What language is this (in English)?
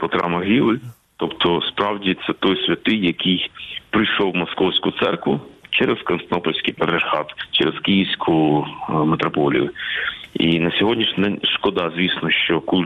Ukrainian